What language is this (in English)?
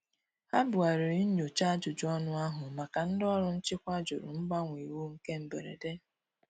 Igbo